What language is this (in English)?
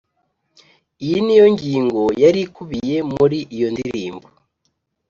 Kinyarwanda